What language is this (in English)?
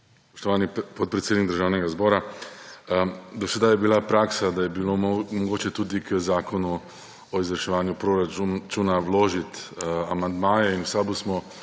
Slovenian